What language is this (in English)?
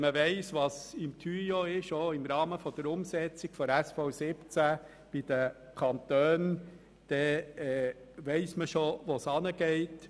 Swiss German